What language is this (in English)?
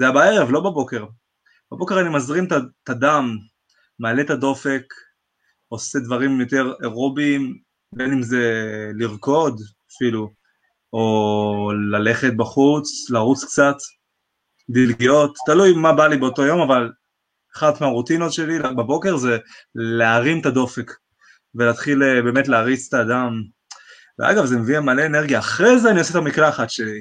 Hebrew